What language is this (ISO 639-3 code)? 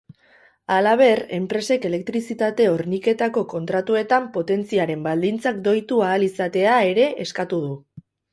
eus